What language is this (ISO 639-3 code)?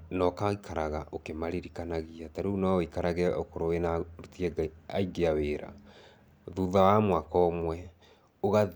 kik